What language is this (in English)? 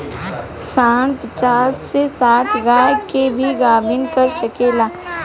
Bhojpuri